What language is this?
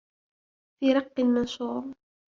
Arabic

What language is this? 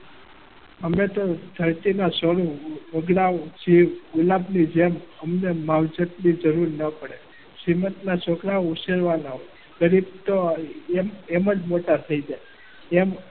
Gujarati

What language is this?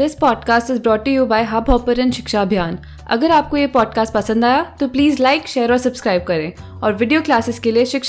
Hindi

